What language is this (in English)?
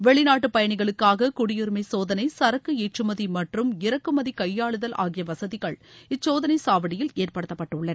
Tamil